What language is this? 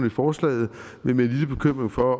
Danish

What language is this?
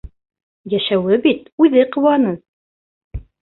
Bashkir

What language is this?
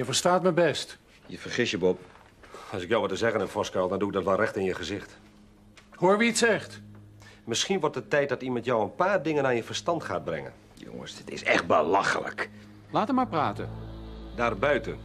Dutch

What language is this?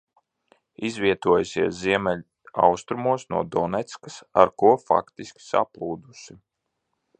Latvian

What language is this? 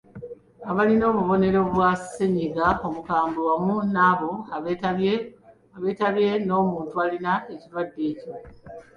Ganda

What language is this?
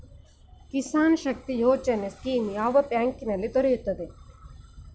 Kannada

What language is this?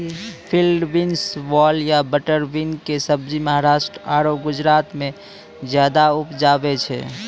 Maithili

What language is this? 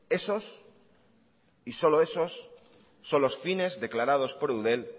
Spanish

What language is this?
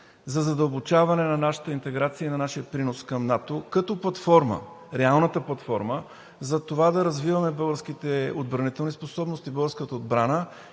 Bulgarian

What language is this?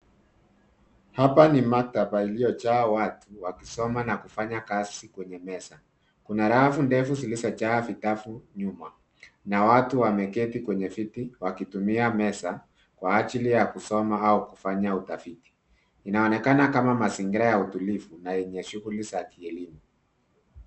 Swahili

